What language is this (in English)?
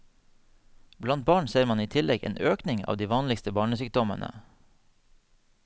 Norwegian